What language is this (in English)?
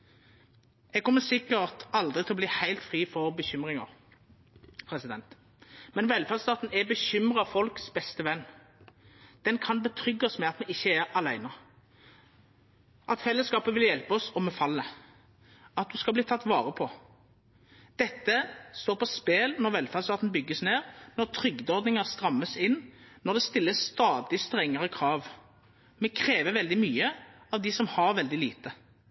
Norwegian Nynorsk